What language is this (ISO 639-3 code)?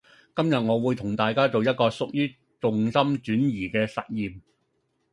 yue